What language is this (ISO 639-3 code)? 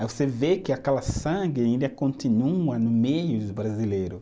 por